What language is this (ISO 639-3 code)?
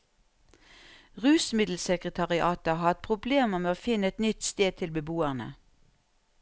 nor